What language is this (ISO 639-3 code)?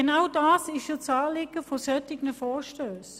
gsw